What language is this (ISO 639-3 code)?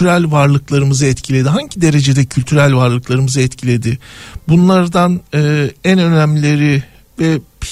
tur